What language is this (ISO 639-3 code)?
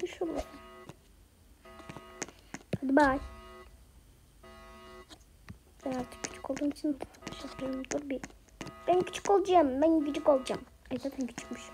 tur